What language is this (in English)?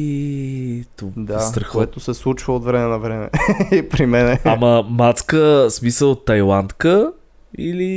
Bulgarian